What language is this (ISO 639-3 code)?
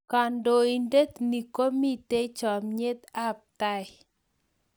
kln